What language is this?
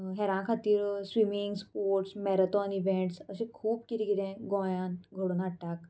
Konkani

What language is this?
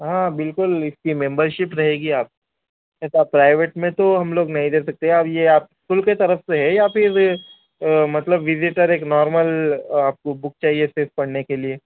Urdu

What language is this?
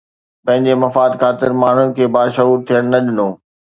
Sindhi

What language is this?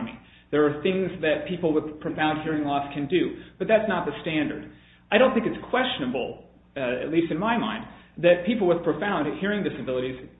English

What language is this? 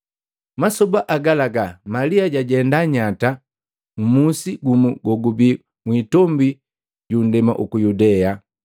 Matengo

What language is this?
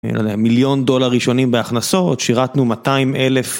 Hebrew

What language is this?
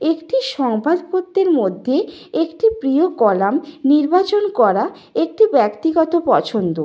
Bangla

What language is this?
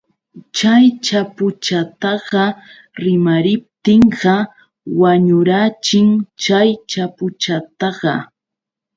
Yauyos Quechua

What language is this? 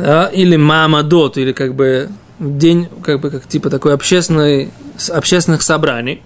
Russian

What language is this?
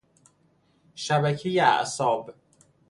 Persian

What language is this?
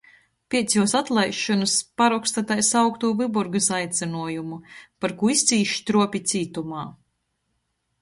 Latgalian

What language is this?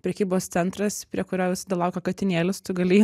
Lithuanian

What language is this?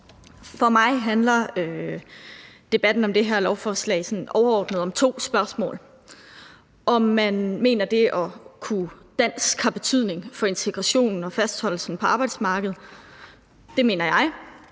Danish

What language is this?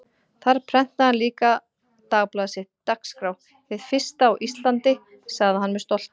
Icelandic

